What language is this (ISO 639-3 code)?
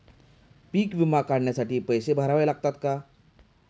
mar